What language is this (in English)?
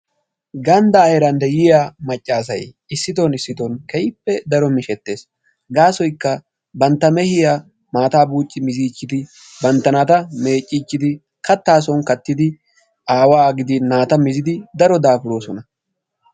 Wolaytta